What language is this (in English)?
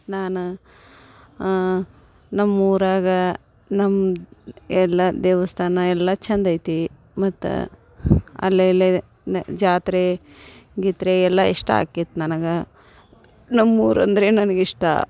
Kannada